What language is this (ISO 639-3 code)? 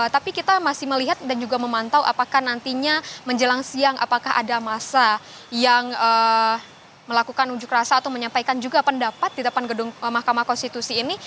ind